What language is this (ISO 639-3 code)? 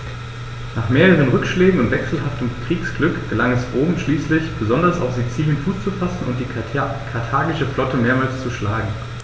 deu